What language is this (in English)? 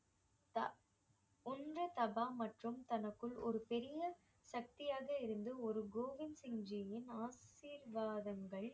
Tamil